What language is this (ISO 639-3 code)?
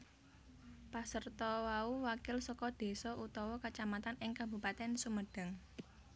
jav